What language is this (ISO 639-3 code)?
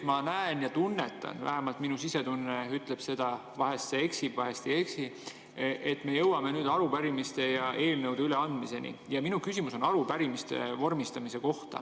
est